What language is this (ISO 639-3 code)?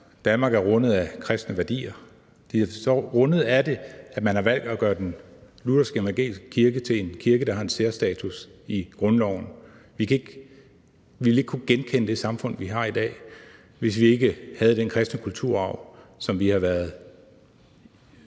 dan